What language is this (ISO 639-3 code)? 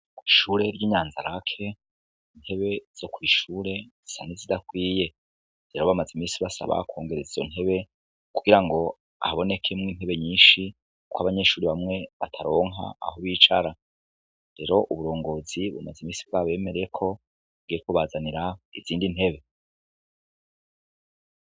run